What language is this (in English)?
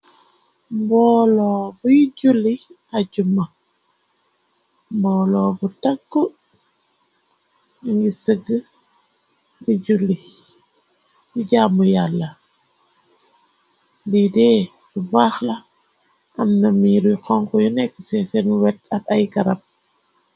Wolof